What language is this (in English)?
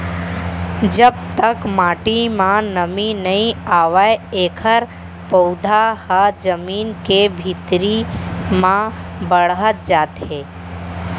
Chhattisgarhi